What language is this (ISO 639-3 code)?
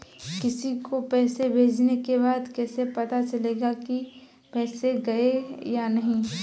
hin